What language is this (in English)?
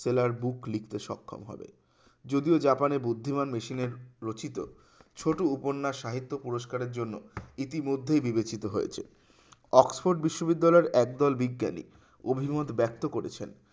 Bangla